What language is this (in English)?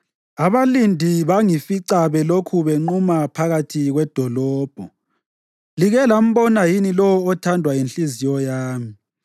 North Ndebele